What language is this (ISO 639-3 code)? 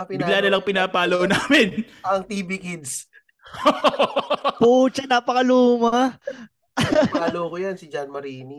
fil